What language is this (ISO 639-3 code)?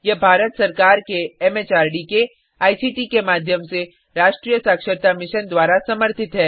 hin